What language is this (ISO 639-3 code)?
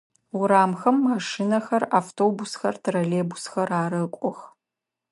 ady